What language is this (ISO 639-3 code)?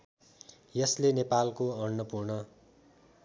nep